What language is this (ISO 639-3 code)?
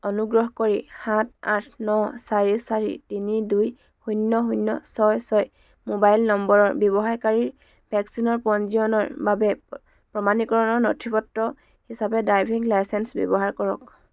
asm